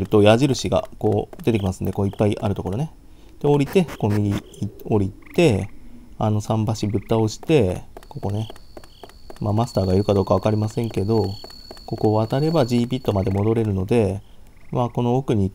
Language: Japanese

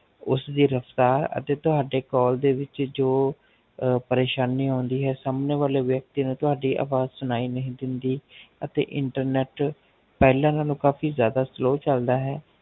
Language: Punjabi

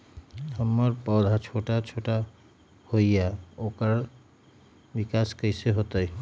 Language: Magahi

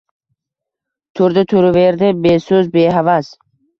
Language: Uzbek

